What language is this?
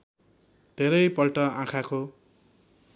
Nepali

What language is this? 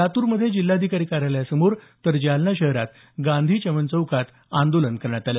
Marathi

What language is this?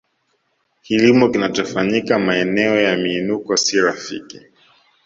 Swahili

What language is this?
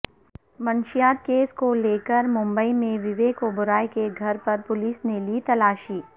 Urdu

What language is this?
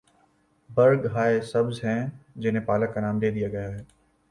Urdu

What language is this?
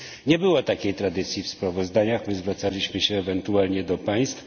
Polish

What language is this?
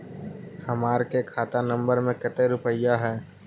Magahi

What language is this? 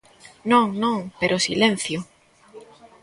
Galician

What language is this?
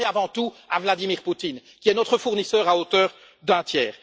French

